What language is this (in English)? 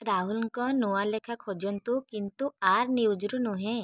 Odia